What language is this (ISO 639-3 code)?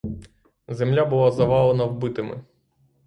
ukr